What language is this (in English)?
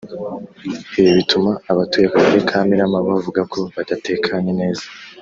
Kinyarwanda